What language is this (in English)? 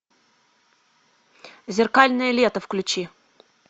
Russian